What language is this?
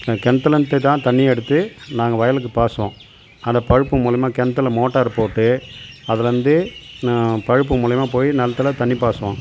Tamil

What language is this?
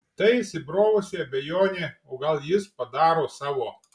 Lithuanian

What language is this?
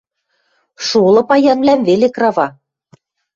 Western Mari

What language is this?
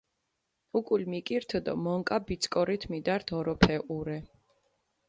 Mingrelian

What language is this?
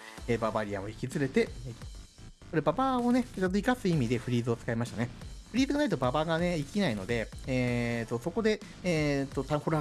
Japanese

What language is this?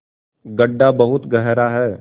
Hindi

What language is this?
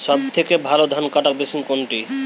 Bangla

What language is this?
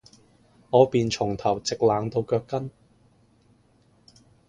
Cantonese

